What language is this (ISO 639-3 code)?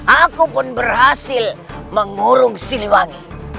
ind